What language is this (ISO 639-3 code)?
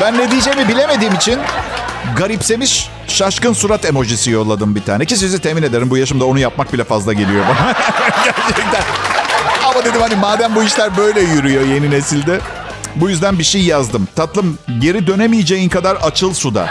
tur